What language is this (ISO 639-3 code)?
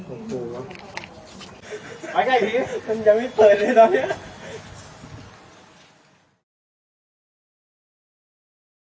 tha